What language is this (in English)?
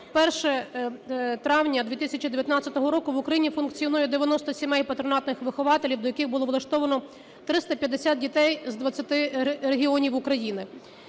Ukrainian